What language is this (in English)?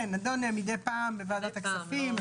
Hebrew